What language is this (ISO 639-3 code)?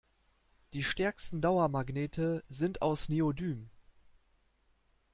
deu